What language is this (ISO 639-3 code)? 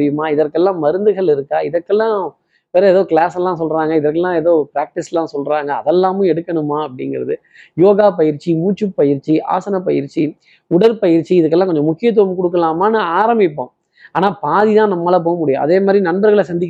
tam